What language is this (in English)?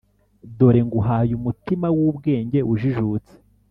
Kinyarwanda